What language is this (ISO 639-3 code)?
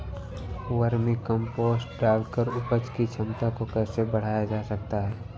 hin